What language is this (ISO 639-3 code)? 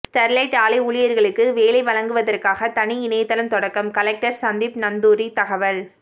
tam